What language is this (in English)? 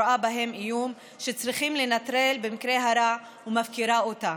Hebrew